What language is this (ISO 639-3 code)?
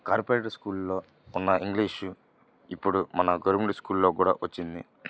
tel